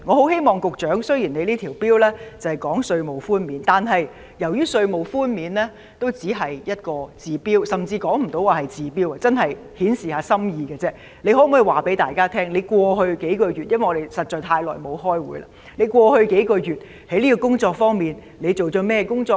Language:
Cantonese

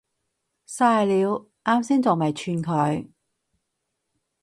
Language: Cantonese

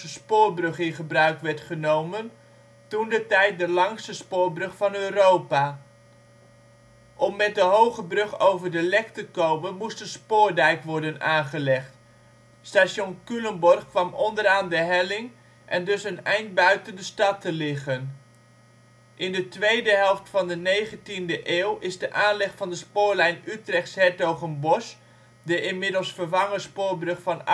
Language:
Dutch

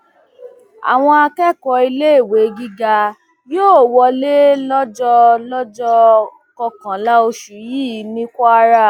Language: Yoruba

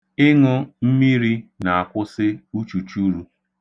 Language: Igbo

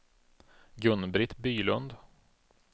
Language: Swedish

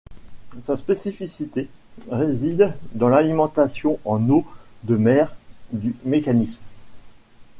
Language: French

